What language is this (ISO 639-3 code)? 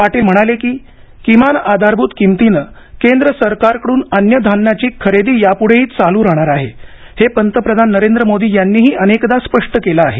mar